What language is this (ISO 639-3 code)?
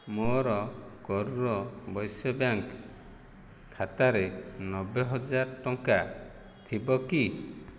ori